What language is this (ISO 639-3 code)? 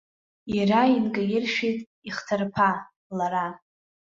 abk